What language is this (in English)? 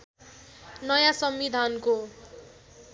Nepali